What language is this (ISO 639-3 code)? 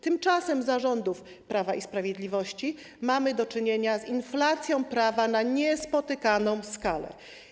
pol